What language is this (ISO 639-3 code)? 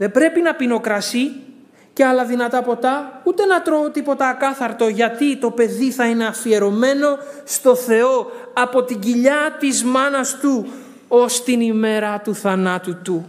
ell